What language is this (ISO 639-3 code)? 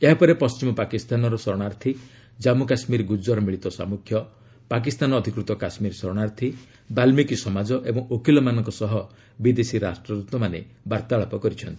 ori